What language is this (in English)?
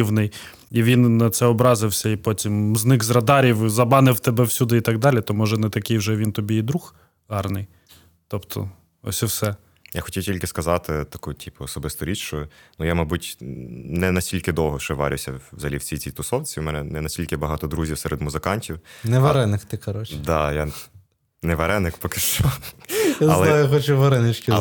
Ukrainian